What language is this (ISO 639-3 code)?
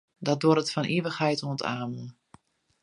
fry